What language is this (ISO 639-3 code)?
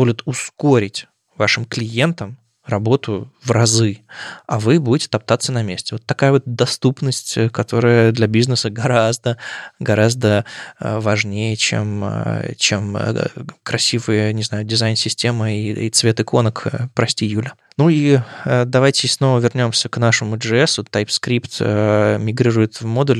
rus